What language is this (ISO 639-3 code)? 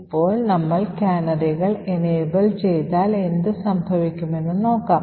mal